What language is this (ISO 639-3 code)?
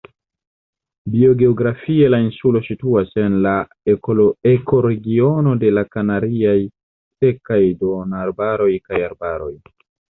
epo